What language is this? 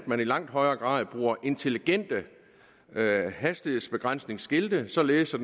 Danish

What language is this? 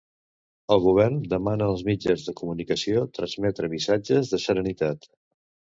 Catalan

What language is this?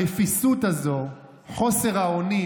Hebrew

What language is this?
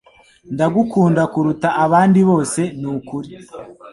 Kinyarwanda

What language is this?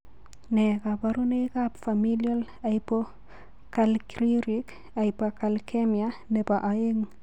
Kalenjin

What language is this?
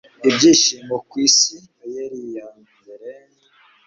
Kinyarwanda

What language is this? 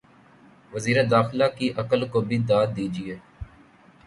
Urdu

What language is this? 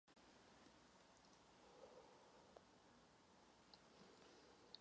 Czech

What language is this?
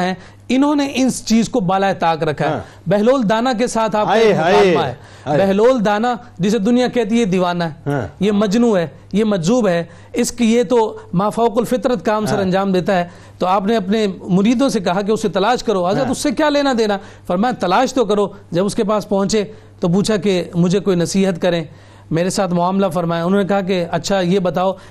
Urdu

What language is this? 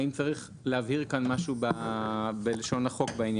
Hebrew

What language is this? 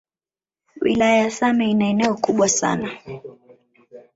Swahili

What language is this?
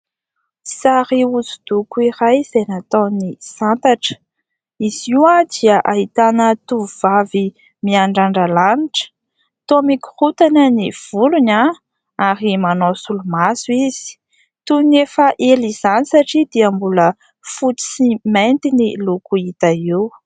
Malagasy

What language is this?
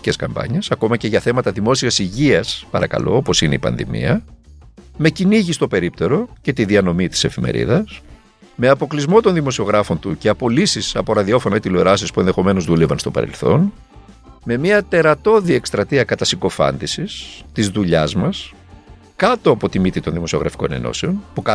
Greek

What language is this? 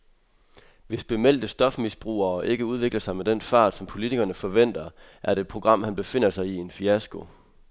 Danish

